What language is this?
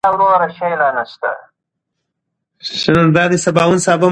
Pashto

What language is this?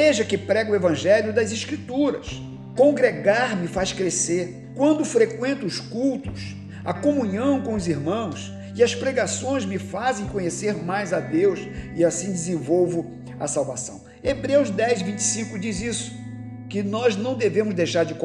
Portuguese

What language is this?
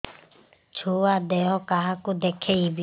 Odia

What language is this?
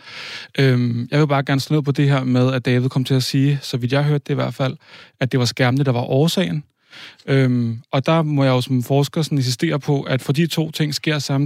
Danish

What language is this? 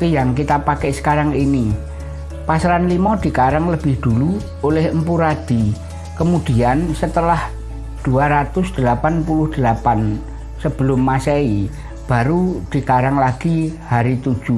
Indonesian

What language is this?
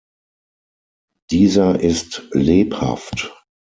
German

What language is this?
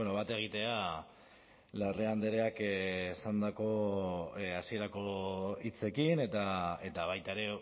Basque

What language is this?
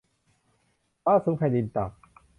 Thai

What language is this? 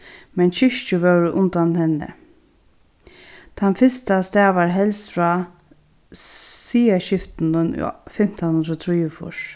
Faroese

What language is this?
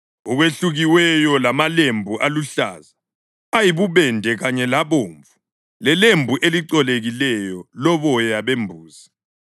North Ndebele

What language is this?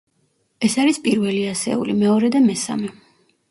Georgian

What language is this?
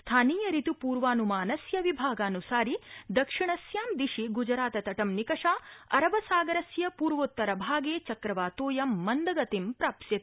Sanskrit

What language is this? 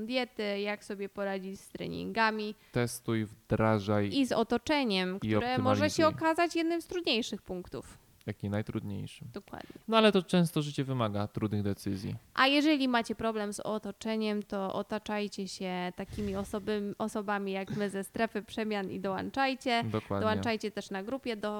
Polish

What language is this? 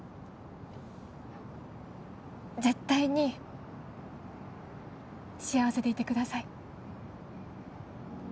Japanese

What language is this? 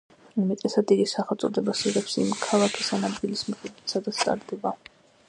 Georgian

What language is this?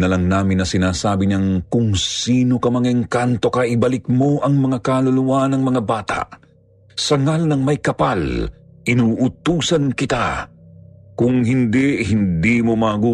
Filipino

